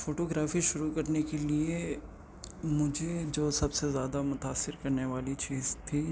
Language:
Urdu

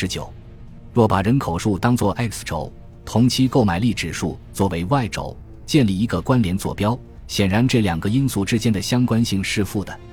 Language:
Chinese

